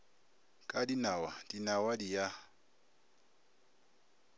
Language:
Northern Sotho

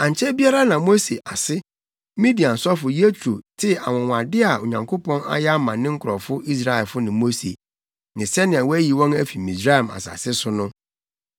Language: Akan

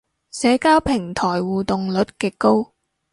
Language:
Cantonese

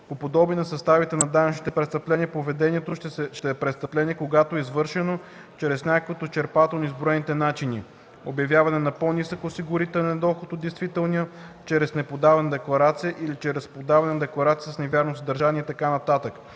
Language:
Bulgarian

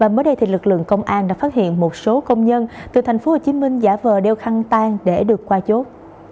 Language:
Vietnamese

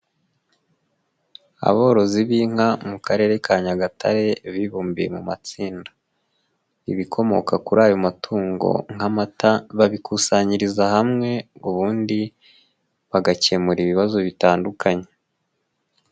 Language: Kinyarwanda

